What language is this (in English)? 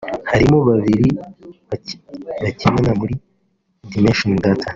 Kinyarwanda